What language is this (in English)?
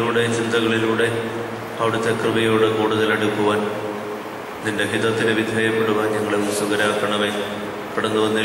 Romanian